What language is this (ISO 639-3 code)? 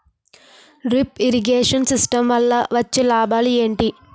tel